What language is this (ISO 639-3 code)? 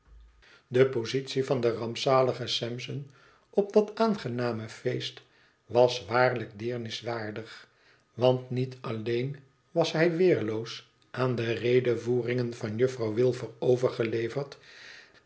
nld